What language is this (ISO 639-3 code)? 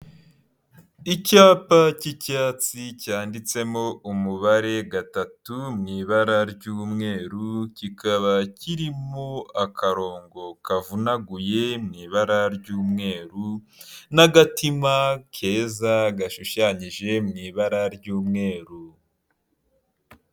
kin